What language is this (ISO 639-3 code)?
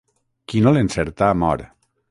cat